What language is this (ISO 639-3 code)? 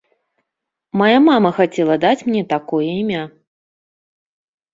bel